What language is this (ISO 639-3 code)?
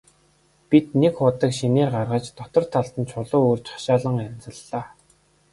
mon